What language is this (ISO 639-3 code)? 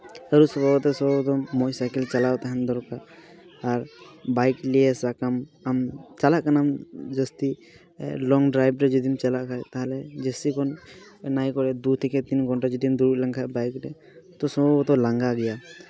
sat